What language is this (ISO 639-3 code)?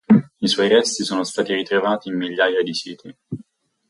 ita